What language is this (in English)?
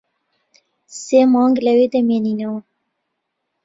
Central Kurdish